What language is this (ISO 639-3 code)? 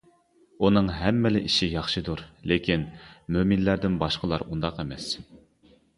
uig